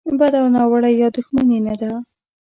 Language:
Pashto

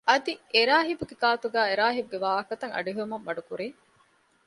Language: Divehi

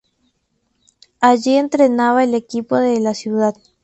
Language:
Spanish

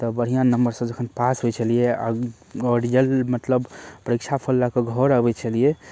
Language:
Maithili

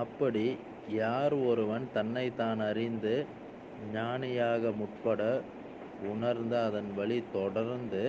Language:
Tamil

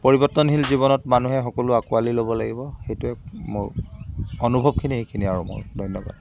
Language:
Assamese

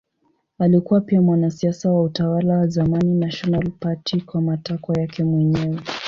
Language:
Swahili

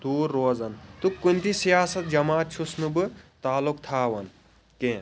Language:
Kashmiri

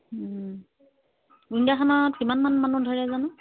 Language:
Assamese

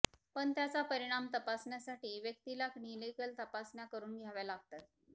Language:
Marathi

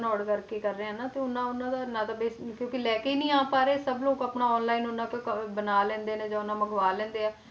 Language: Punjabi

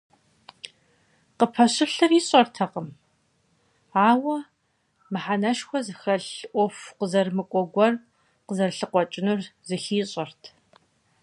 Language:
Kabardian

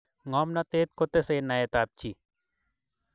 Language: Kalenjin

